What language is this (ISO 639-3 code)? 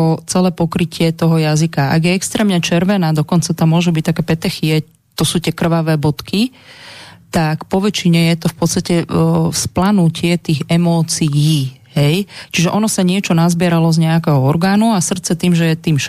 slk